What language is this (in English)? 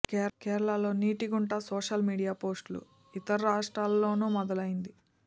Telugu